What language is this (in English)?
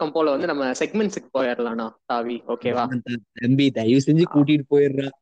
Tamil